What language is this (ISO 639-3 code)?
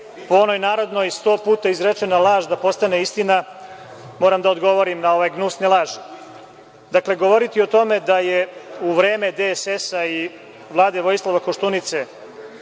srp